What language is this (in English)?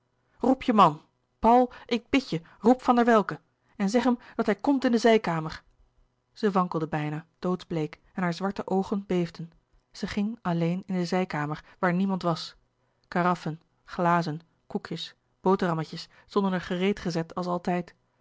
Dutch